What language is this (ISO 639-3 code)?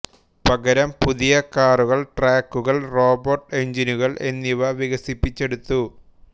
mal